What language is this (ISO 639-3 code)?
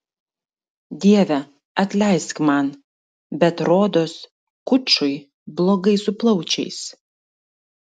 lit